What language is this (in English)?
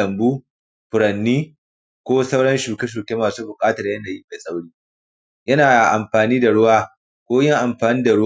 Hausa